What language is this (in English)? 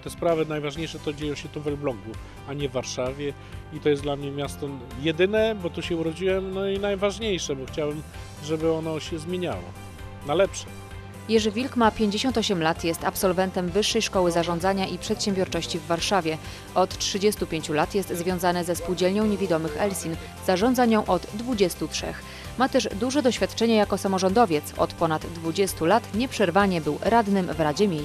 Polish